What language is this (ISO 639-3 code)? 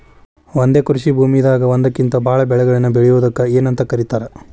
kan